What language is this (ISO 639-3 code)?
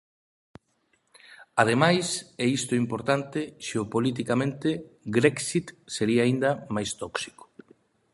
glg